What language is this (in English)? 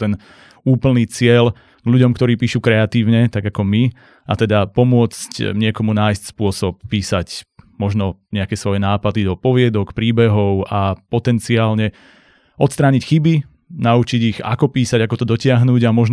Slovak